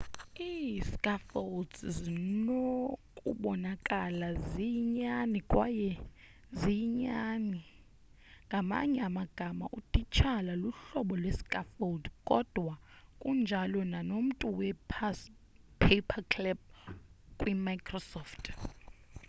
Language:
Xhosa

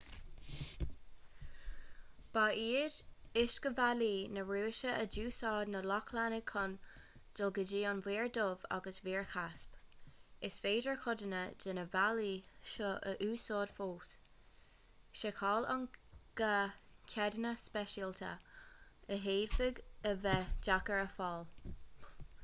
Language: Irish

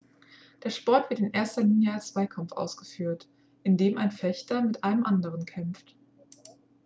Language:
German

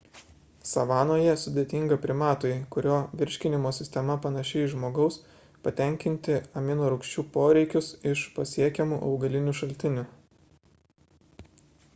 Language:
Lithuanian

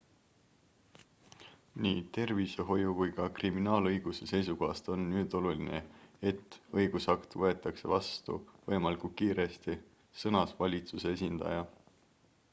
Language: Estonian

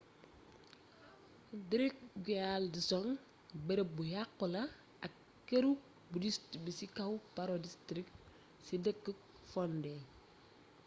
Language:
Wolof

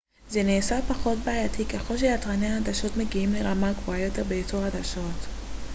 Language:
Hebrew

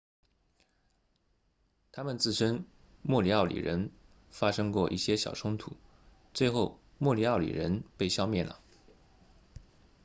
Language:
Chinese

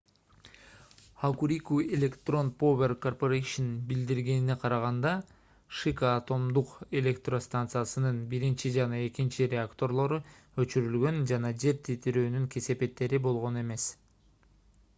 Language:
Kyrgyz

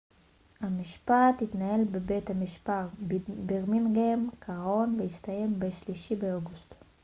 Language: Hebrew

